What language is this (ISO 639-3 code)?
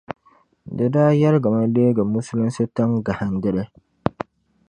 dag